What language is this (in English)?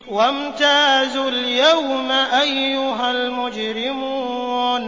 Arabic